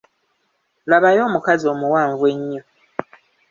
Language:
Ganda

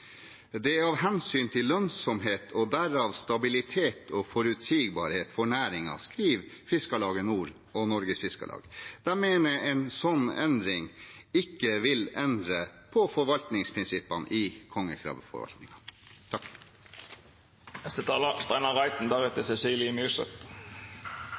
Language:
Norwegian Bokmål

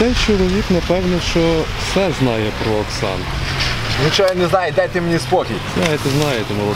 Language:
Ukrainian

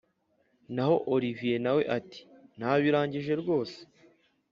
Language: Kinyarwanda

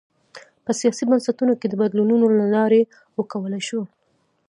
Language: Pashto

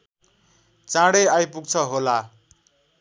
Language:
Nepali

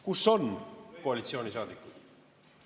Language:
Estonian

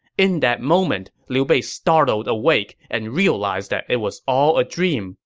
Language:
English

